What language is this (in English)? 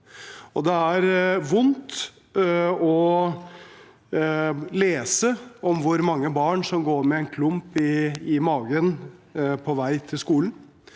Norwegian